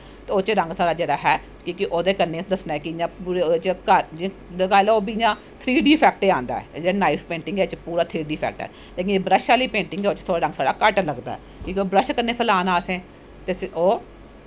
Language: Dogri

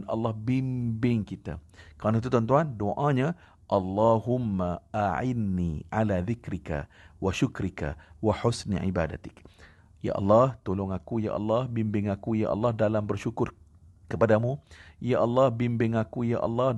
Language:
Malay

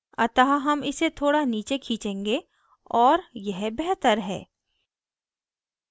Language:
Hindi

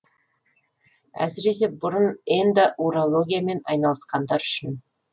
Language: Kazakh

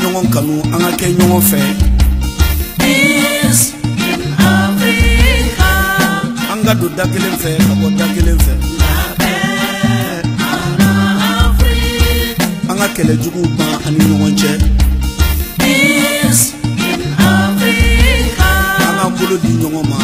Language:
Arabic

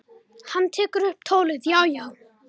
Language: Icelandic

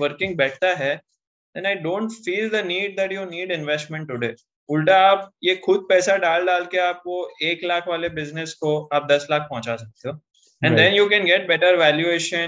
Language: Hindi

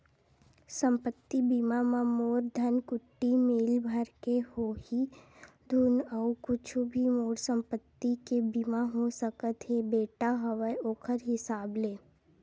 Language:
Chhattisgarhi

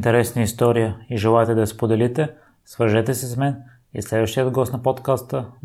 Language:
Bulgarian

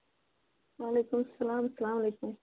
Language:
Kashmiri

